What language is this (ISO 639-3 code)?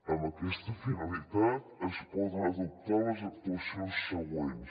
cat